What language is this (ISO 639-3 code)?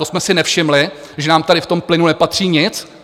ces